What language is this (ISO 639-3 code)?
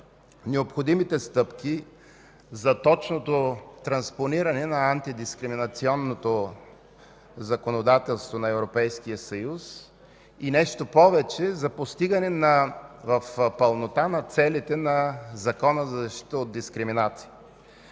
bul